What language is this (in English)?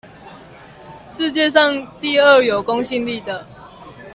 Chinese